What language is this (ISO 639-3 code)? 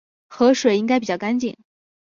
zho